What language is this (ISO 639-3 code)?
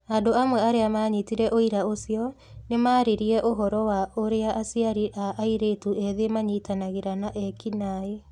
kik